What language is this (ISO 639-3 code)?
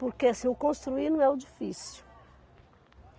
por